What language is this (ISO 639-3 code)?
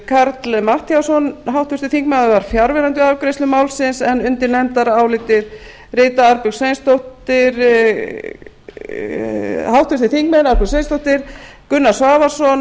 isl